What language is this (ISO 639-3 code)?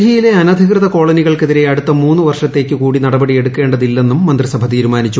mal